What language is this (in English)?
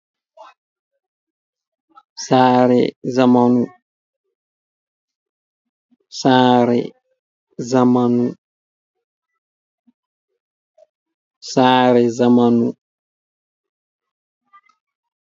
Fula